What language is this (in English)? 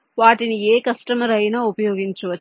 Telugu